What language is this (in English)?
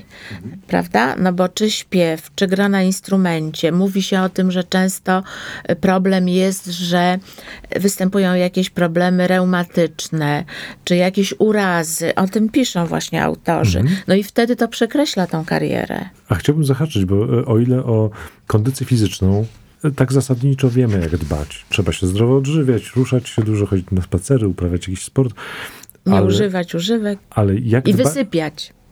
Polish